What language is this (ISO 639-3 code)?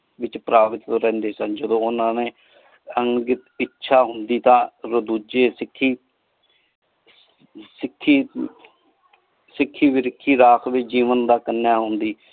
pan